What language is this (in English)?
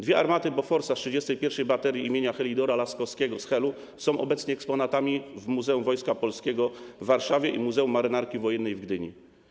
Polish